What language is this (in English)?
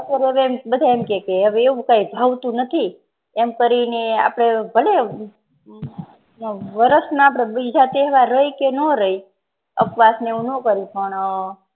Gujarati